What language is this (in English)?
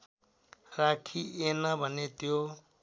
Nepali